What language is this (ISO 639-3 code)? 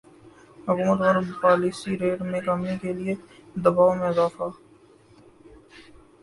urd